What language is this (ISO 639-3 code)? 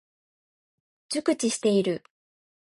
jpn